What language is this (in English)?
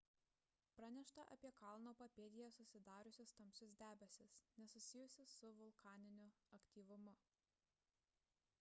Lithuanian